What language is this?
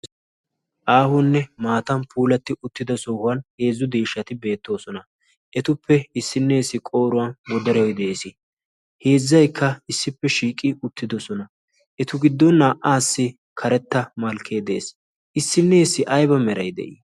Wolaytta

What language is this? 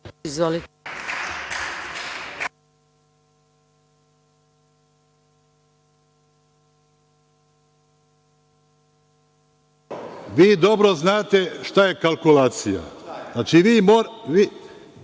Serbian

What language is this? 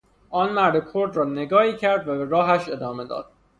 Persian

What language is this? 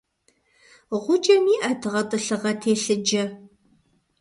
Kabardian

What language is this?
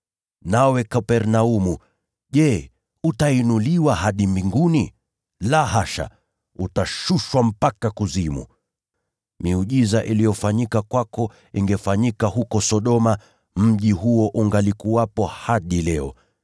Swahili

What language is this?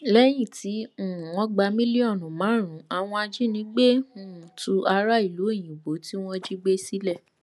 Yoruba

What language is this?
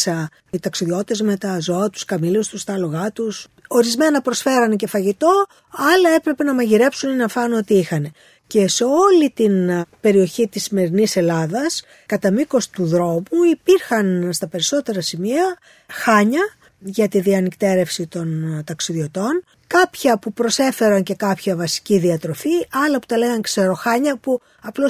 Greek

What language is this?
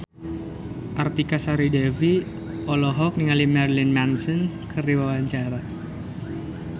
Sundanese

